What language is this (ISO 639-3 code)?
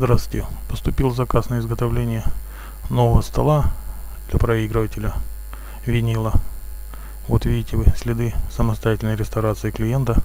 rus